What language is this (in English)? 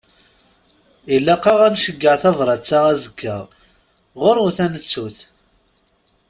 Kabyle